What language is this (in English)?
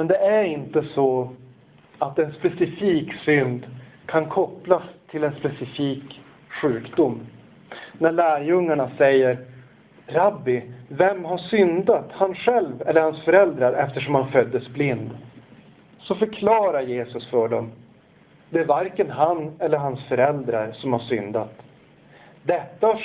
Swedish